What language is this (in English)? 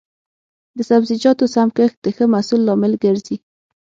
Pashto